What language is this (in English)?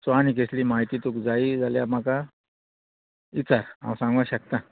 Konkani